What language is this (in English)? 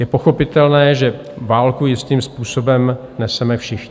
Czech